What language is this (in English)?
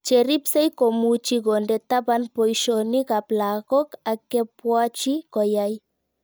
Kalenjin